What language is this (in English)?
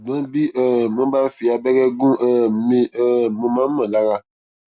Yoruba